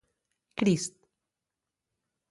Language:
Catalan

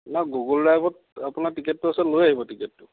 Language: Assamese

